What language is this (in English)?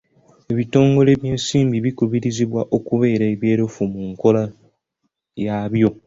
Ganda